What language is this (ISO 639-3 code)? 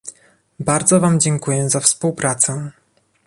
pol